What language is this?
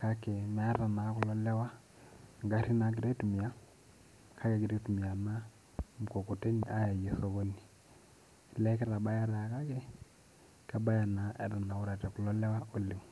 Masai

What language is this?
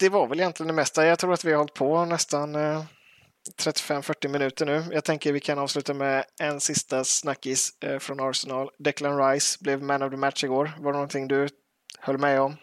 Swedish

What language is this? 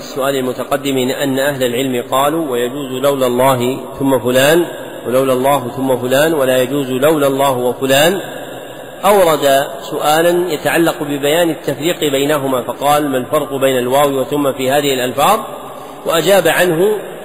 Arabic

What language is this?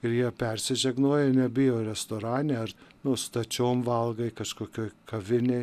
Lithuanian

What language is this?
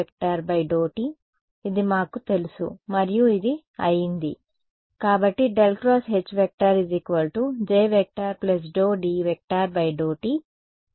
Telugu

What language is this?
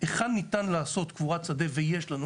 Hebrew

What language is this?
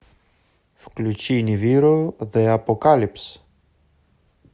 Russian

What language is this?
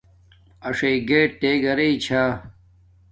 Domaaki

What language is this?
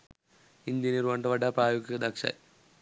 Sinhala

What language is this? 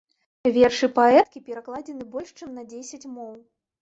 Belarusian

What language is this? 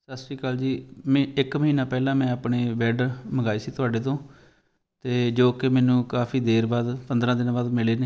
Punjabi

